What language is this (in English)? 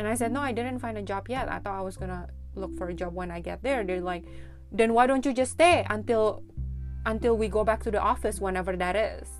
Indonesian